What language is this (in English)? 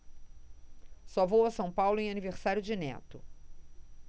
Portuguese